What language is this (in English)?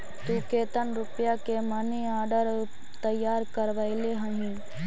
Magahi